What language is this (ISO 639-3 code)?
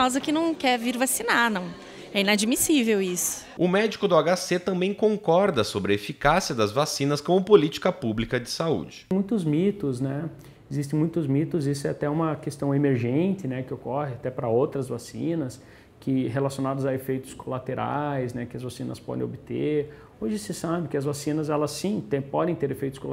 por